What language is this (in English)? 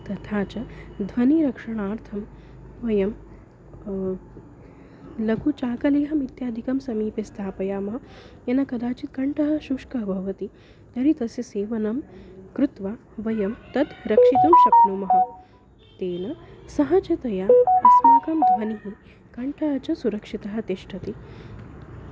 Sanskrit